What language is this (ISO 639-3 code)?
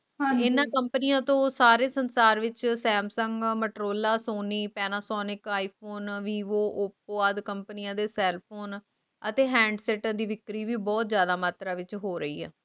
pan